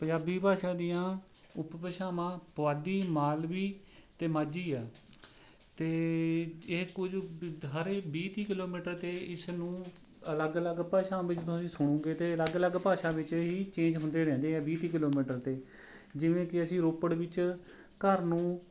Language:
Punjabi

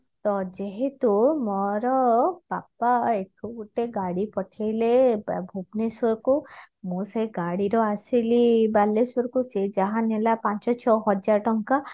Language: Odia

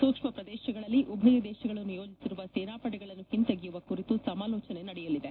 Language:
Kannada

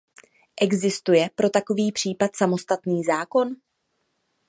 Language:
Czech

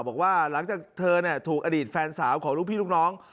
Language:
Thai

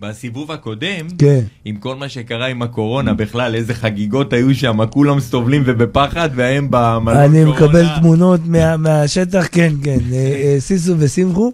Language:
Hebrew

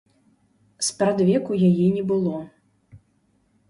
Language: Belarusian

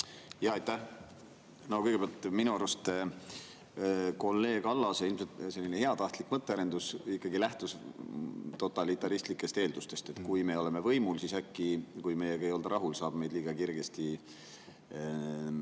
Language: Estonian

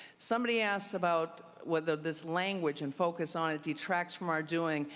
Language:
English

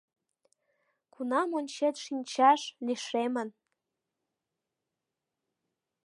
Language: Mari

